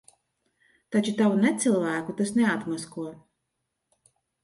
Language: Latvian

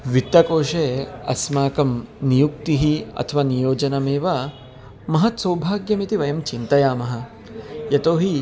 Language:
Sanskrit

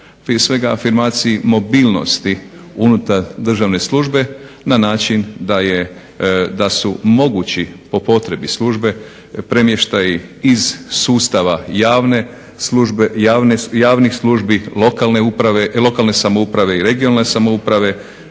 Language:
Croatian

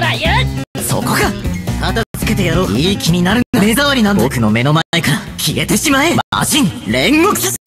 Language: Japanese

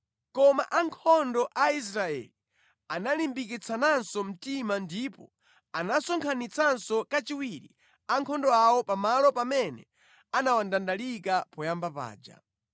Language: Nyanja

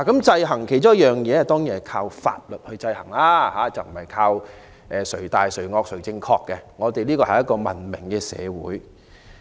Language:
Cantonese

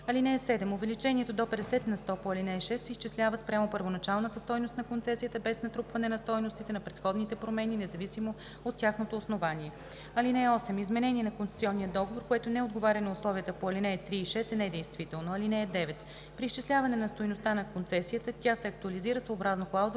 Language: Bulgarian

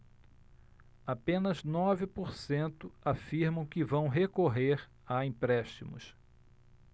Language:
Portuguese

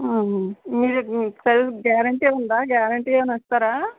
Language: Telugu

